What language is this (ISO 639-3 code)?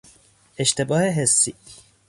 fas